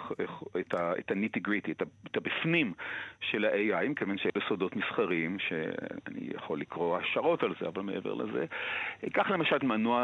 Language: Hebrew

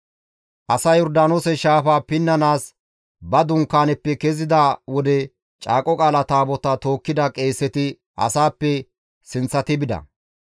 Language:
Gamo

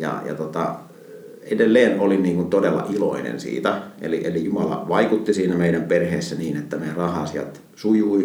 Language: Finnish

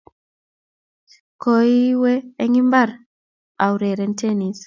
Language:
Kalenjin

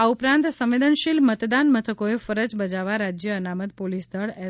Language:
Gujarati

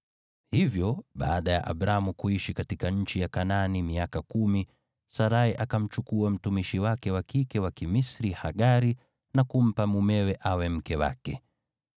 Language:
Swahili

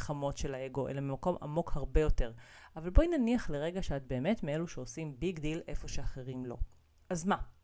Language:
Hebrew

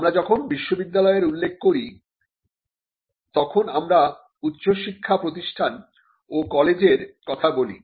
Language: Bangla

